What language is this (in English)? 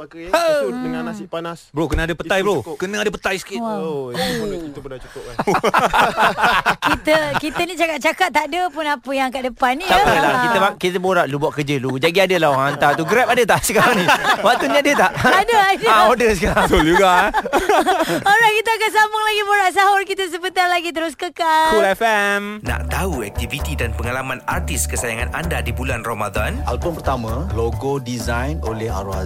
Malay